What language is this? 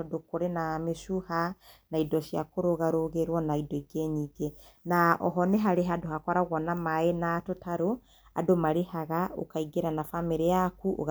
Kikuyu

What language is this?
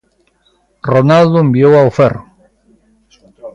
Galician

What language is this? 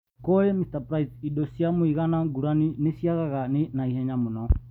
Kikuyu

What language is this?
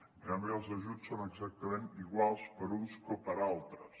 Catalan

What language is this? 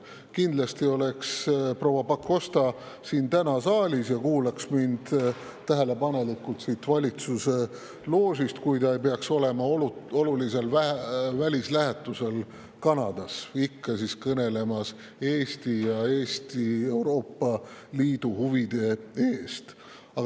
Estonian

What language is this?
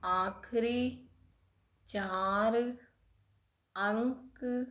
Punjabi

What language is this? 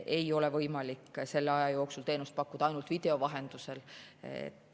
Estonian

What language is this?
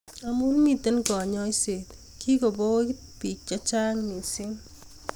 Kalenjin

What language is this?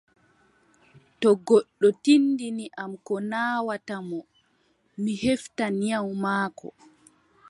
Adamawa Fulfulde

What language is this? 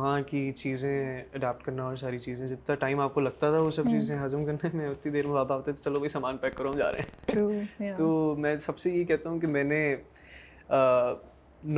Urdu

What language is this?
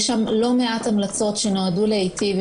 Hebrew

